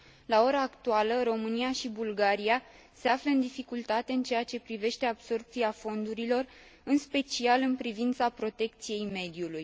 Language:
Romanian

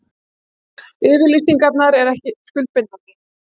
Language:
Icelandic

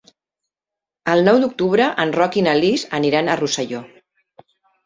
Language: Catalan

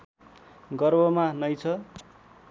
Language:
Nepali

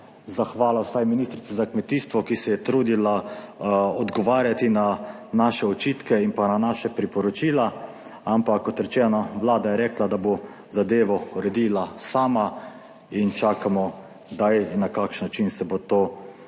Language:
Slovenian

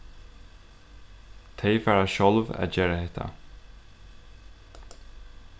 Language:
Faroese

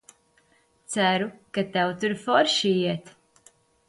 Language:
Latvian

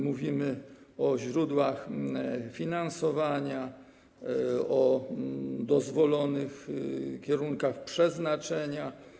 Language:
Polish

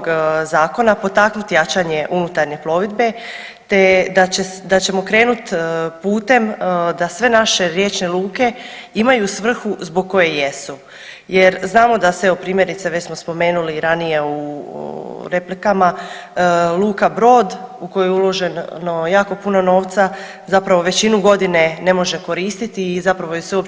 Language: Croatian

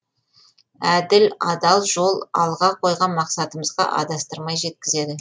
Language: Kazakh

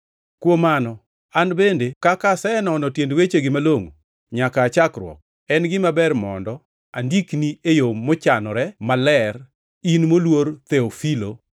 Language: Luo (Kenya and Tanzania)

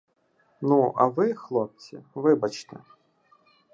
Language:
Ukrainian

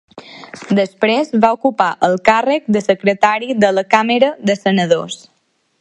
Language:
Catalan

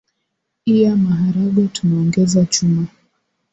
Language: Swahili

